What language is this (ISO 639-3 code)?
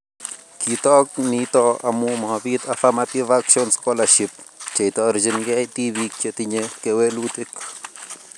kln